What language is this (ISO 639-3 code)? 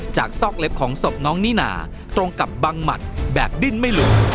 tha